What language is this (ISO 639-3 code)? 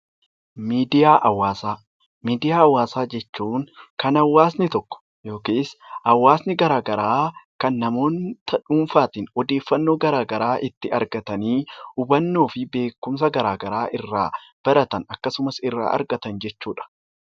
orm